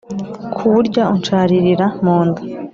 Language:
Kinyarwanda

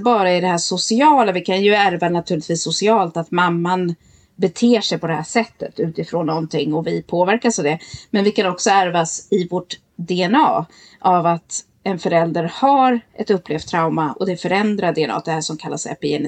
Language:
Swedish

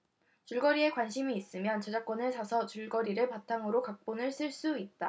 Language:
Korean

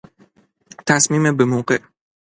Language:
Persian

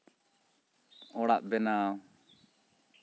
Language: Santali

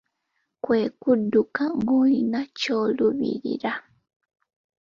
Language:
Ganda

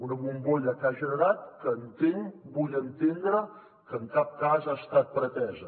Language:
Catalan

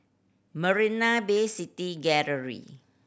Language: English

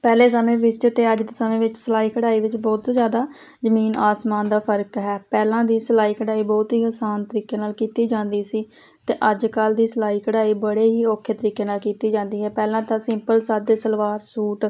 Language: Punjabi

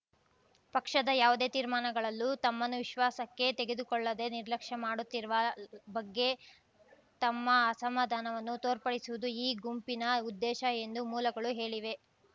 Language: Kannada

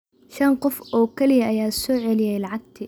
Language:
Somali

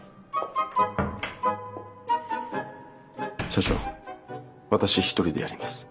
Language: Japanese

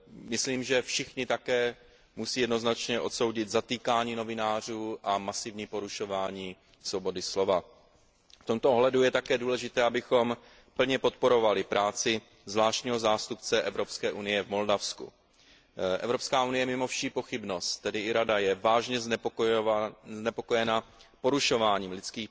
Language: Czech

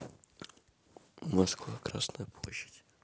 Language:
Russian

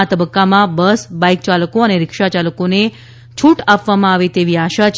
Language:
Gujarati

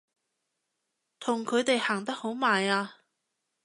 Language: Cantonese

